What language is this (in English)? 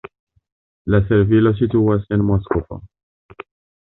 Esperanto